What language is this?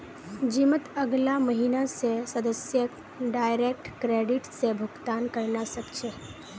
Magahi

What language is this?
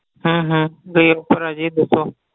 Punjabi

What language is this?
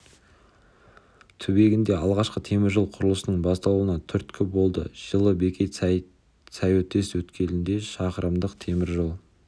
Kazakh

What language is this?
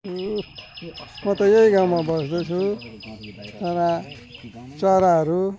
Nepali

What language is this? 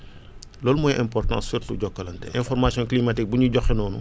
Wolof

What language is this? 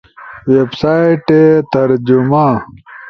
Ushojo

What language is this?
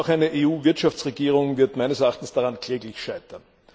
German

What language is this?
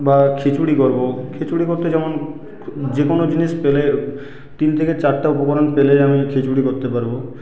Bangla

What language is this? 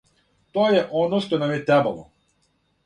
Serbian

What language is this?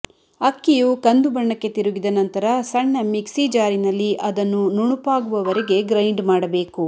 Kannada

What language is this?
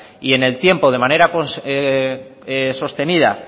Spanish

